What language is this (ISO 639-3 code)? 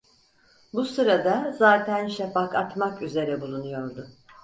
tur